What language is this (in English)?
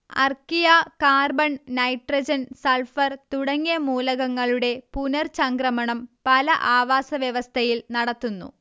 Malayalam